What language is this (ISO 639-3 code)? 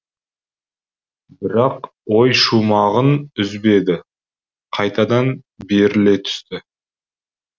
kaz